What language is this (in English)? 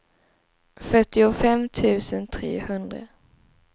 Swedish